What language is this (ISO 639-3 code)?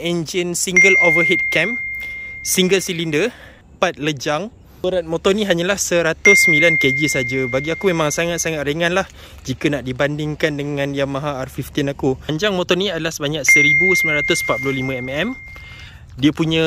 msa